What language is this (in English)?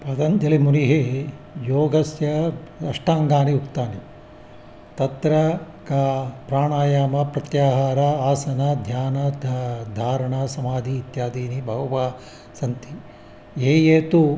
Sanskrit